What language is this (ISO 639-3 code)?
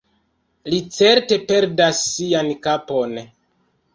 epo